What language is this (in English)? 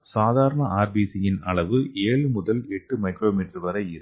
Tamil